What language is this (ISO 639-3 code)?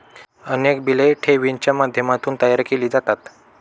mar